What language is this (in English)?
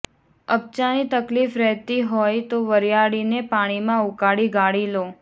Gujarati